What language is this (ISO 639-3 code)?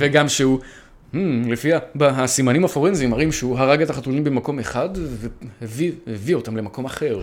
heb